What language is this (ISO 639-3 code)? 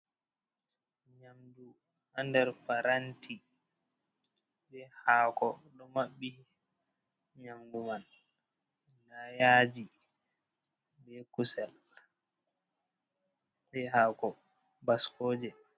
ful